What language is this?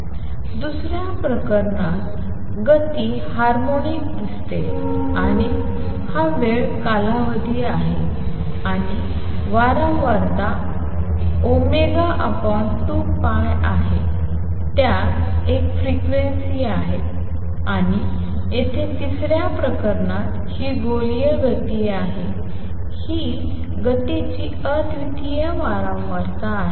Marathi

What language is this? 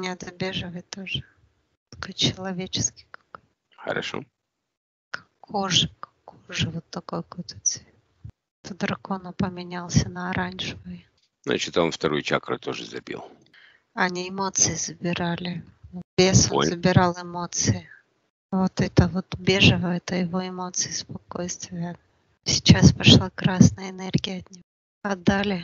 Russian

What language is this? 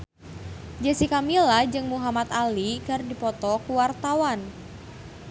Sundanese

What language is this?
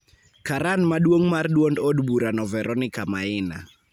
Luo (Kenya and Tanzania)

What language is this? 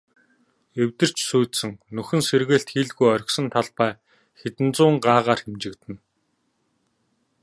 Mongolian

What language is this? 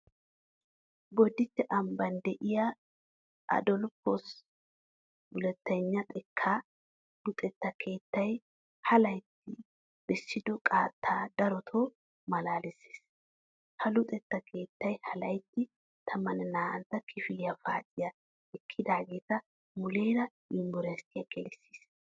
Wolaytta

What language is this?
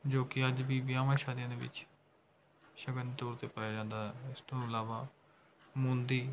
Punjabi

